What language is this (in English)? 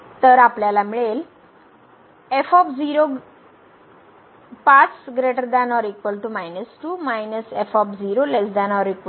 Marathi